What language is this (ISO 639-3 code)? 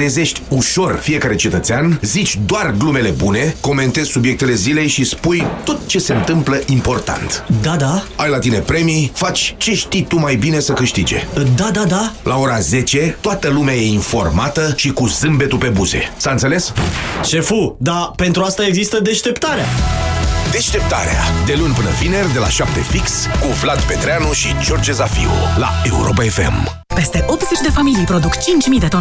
ron